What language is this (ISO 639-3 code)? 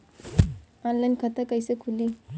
bho